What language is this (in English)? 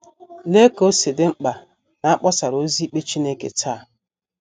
Igbo